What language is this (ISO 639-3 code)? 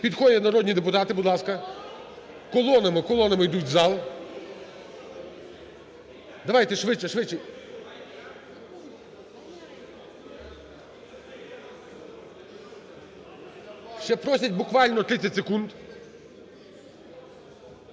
ukr